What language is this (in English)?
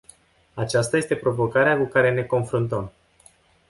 Romanian